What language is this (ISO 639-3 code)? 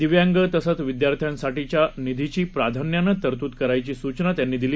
mar